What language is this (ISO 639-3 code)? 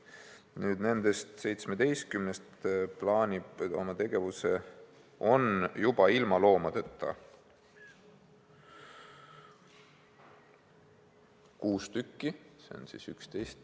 est